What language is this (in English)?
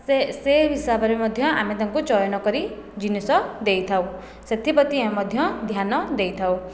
Odia